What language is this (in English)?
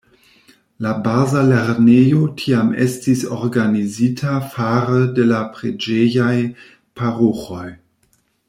Esperanto